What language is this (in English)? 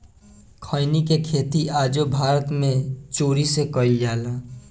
Bhojpuri